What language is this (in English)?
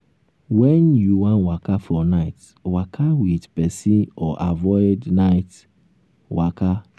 Nigerian Pidgin